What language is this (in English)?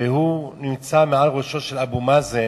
Hebrew